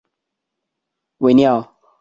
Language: Chinese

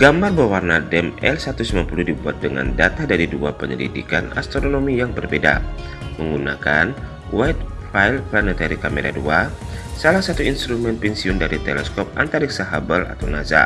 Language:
Indonesian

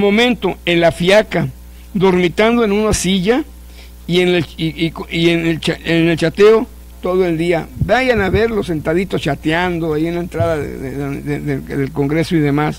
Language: Spanish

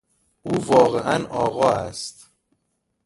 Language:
Persian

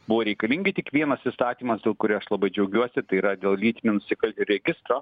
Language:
Lithuanian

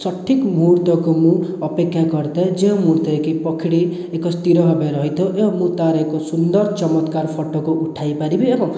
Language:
Odia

